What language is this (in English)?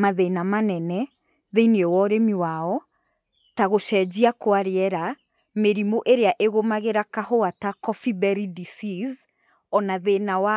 Kikuyu